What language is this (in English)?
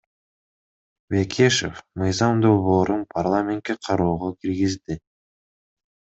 Kyrgyz